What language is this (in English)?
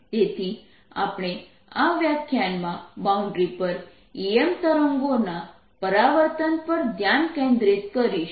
Gujarati